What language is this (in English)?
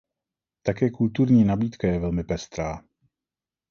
Czech